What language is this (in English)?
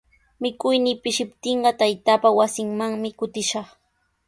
Sihuas Ancash Quechua